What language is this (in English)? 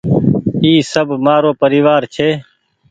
Goaria